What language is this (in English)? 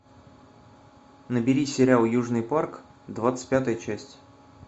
Russian